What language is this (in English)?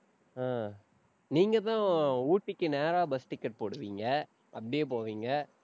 Tamil